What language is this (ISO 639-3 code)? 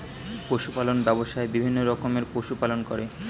ben